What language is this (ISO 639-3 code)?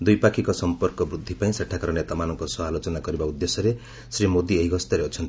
ori